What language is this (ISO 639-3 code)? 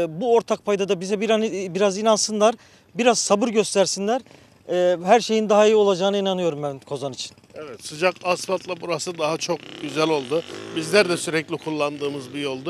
tur